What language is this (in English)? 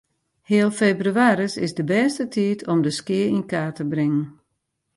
Western Frisian